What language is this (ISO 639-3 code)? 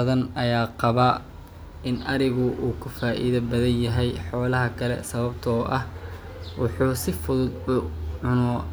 som